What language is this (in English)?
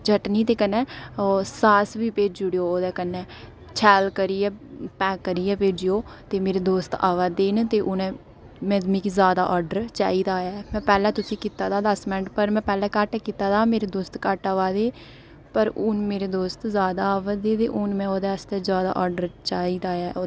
Dogri